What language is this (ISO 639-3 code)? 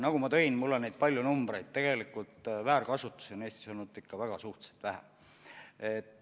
est